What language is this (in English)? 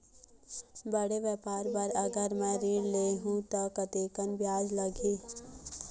Chhattisgarhi